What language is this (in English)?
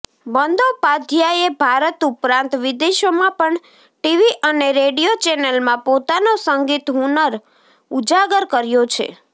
Gujarati